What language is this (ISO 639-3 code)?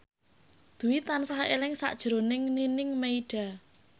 jav